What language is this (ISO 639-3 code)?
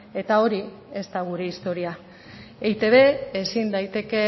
eus